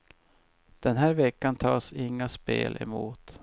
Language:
Swedish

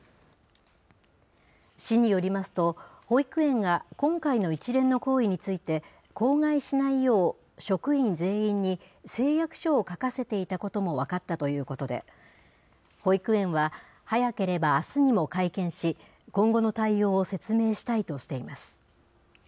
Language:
Japanese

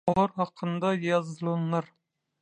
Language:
Turkmen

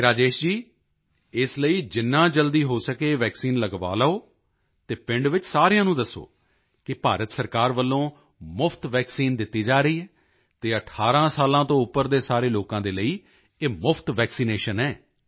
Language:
Punjabi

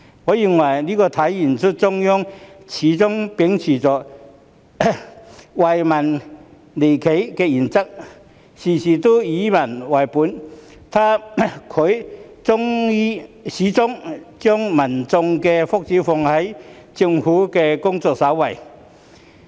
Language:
Cantonese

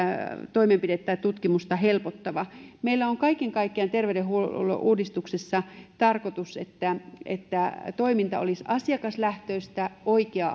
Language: Finnish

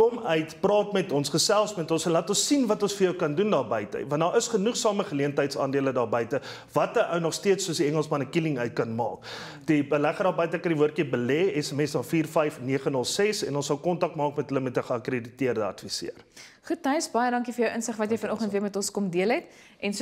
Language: Dutch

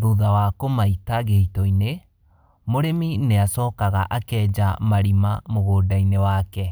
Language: Kikuyu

